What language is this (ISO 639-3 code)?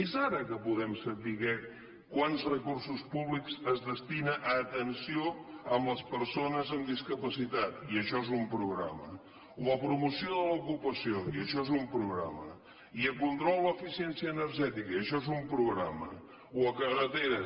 cat